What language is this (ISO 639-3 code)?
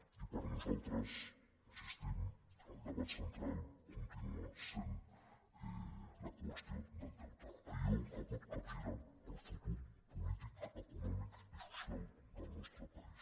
cat